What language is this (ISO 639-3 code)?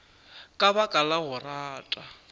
nso